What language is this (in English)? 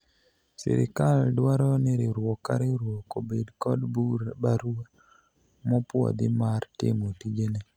Luo (Kenya and Tanzania)